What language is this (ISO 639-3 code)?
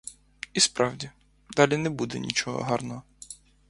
ukr